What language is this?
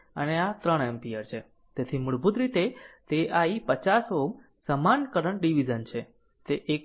Gujarati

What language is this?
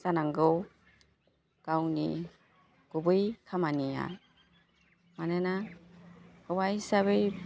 Bodo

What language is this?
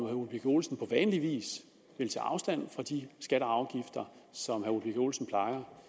Danish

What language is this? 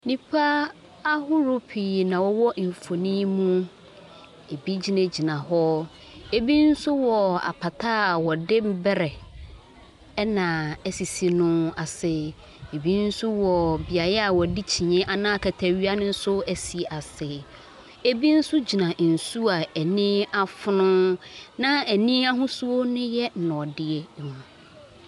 Akan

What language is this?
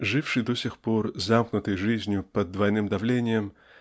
Russian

